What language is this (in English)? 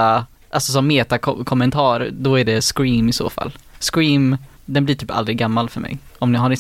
Swedish